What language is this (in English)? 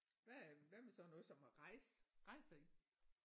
Danish